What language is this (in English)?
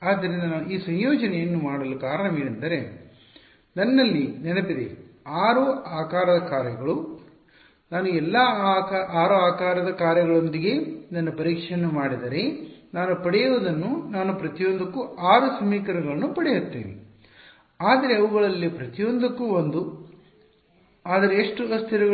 Kannada